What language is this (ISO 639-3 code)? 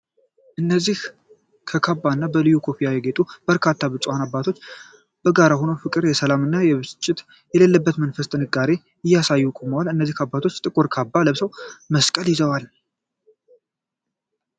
amh